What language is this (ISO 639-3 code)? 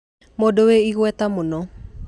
kik